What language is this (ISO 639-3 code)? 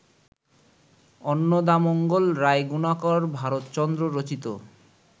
ben